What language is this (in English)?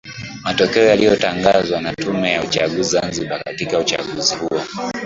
Swahili